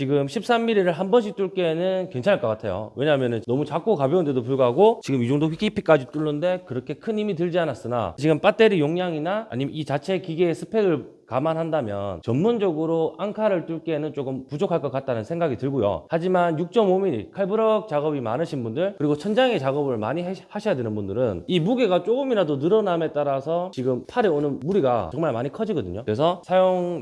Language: Korean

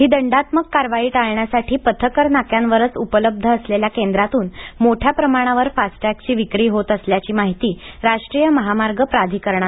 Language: Marathi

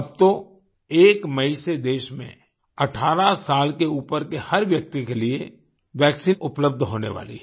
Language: Hindi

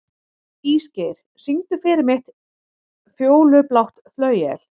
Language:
Icelandic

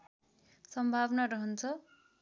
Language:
Nepali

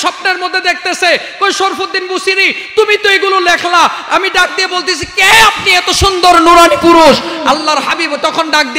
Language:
Arabic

